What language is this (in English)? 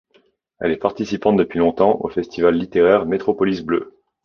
French